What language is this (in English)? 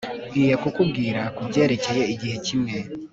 Kinyarwanda